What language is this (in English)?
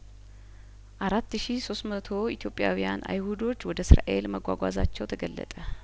Amharic